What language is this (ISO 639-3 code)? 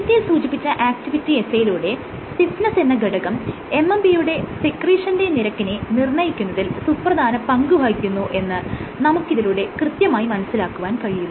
mal